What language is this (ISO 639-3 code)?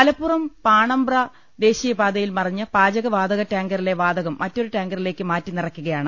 mal